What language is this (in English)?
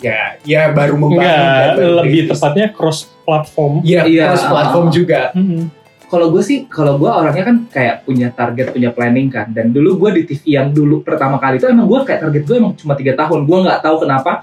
Indonesian